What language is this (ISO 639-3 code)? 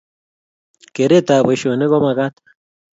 kln